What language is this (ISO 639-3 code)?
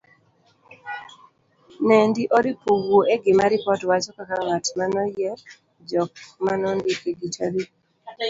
luo